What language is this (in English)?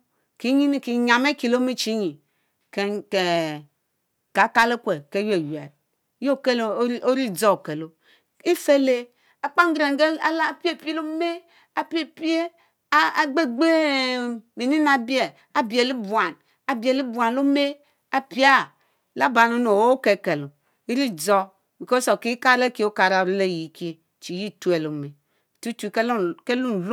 Mbe